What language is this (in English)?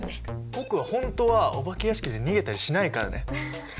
Japanese